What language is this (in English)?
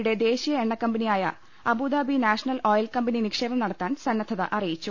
Malayalam